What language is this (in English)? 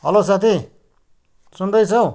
Nepali